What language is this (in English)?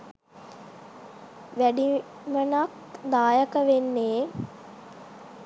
Sinhala